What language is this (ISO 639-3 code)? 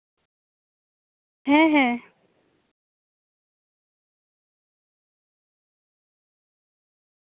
sat